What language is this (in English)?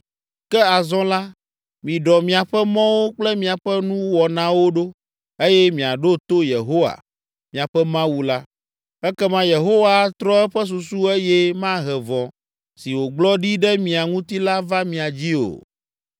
Ewe